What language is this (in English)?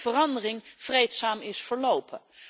Dutch